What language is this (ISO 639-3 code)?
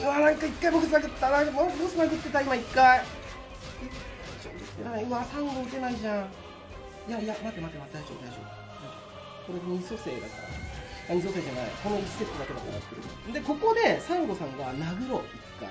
jpn